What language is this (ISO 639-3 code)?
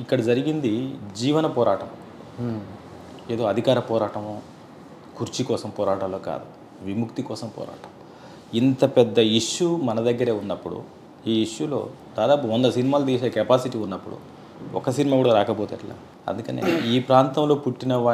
hin